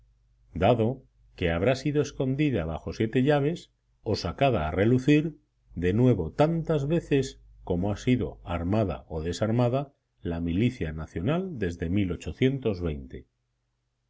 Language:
Spanish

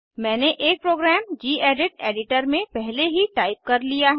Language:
Hindi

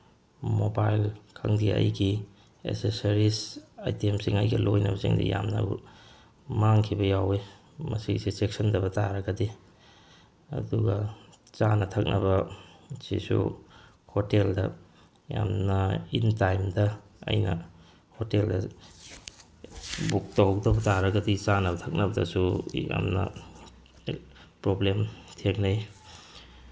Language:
Manipuri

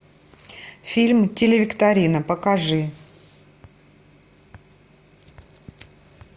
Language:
Russian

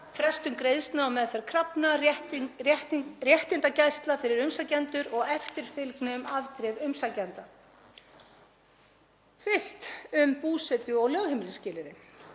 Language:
Icelandic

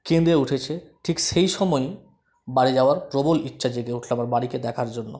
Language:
Bangla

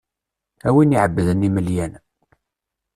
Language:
Kabyle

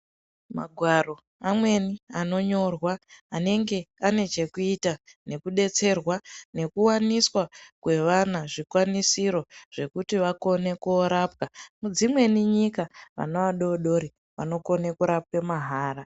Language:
Ndau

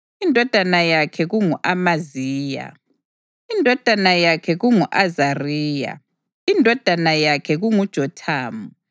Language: North Ndebele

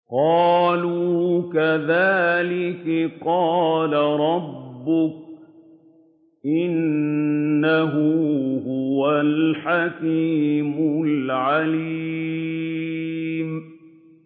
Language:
Arabic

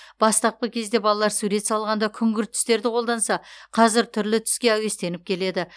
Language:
Kazakh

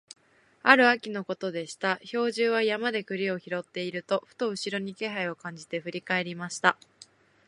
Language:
Japanese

